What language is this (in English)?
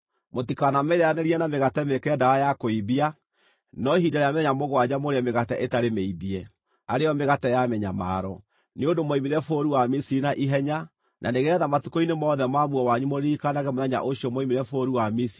Kikuyu